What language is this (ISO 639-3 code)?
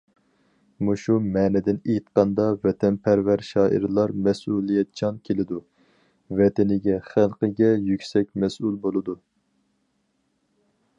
uig